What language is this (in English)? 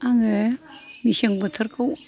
Bodo